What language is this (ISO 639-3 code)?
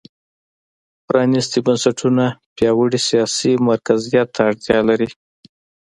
pus